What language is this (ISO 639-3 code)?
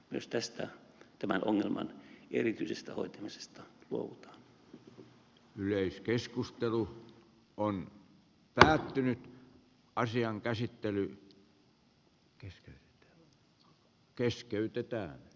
fin